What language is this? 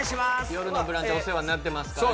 Japanese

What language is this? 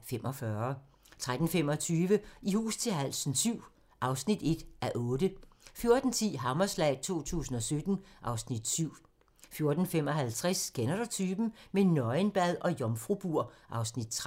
Danish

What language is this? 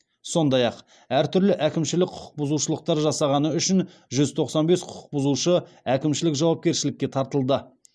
Kazakh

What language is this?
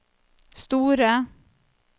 Norwegian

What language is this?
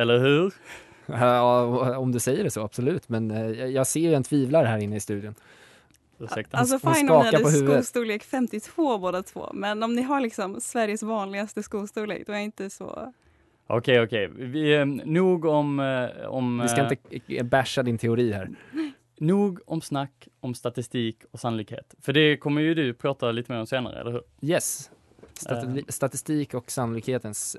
Swedish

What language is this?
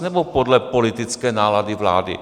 Czech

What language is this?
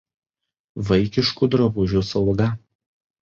Lithuanian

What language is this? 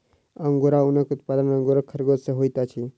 Maithili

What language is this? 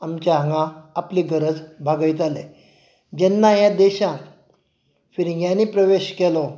Konkani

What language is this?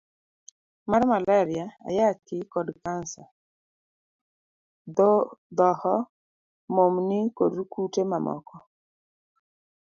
Luo (Kenya and Tanzania)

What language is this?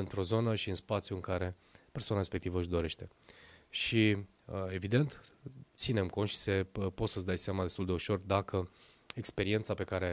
Romanian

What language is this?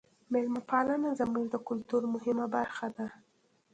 Pashto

